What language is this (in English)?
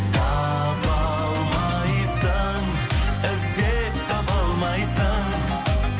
Kazakh